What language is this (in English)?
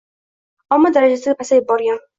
Uzbek